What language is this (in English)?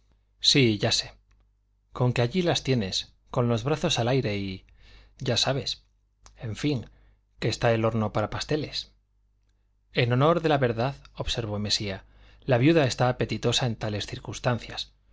Spanish